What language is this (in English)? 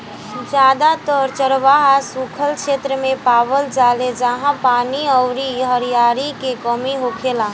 Bhojpuri